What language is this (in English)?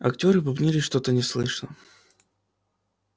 Russian